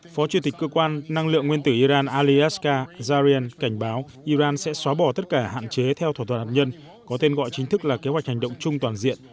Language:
Vietnamese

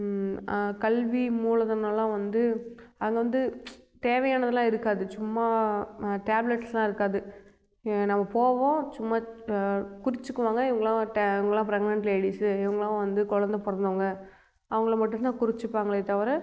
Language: Tamil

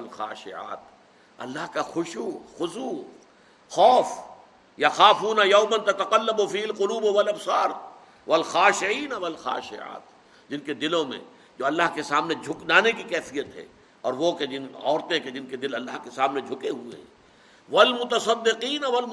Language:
Urdu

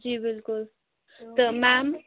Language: Kashmiri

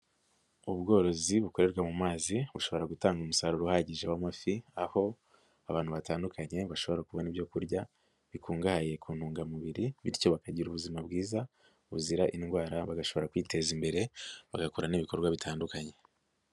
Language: Kinyarwanda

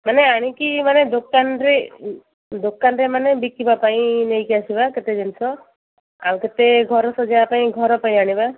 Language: Odia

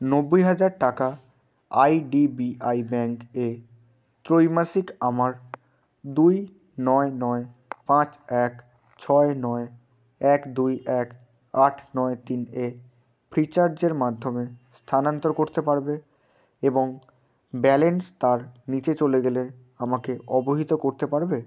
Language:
Bangla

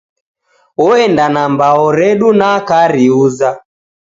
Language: Taita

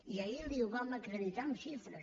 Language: Catalan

